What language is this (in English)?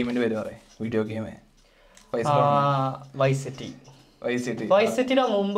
Malayalam